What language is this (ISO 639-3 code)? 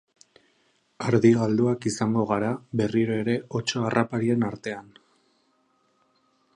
eus